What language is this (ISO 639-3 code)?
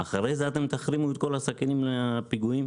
heb